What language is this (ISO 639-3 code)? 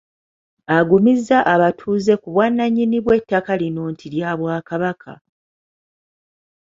lug